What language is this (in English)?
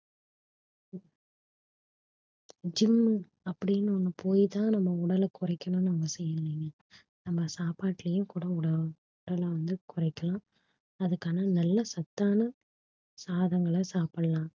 Tamil